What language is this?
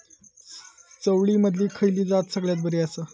Marathi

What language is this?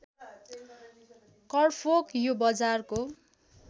Nepali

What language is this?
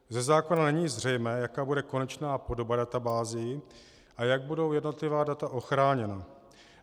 Czech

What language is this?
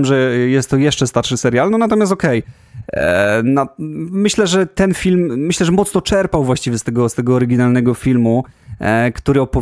Polish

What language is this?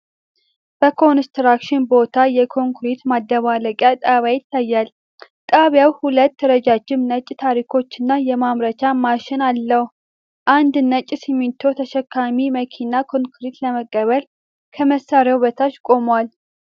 Amharic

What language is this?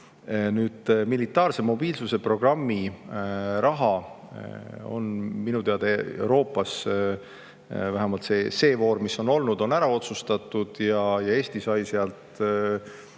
Estonian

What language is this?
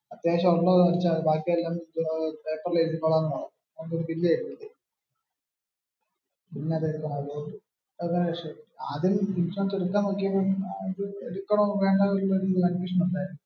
Malayalam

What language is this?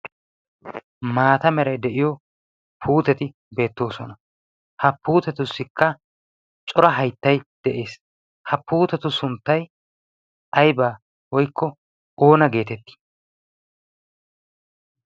Wolaytta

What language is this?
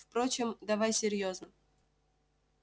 Russian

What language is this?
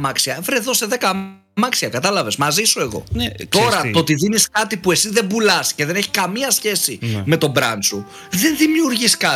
Greek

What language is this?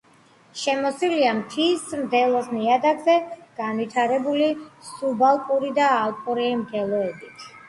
Georgian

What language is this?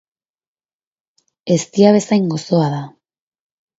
Basque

